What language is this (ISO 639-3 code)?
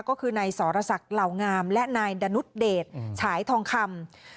tha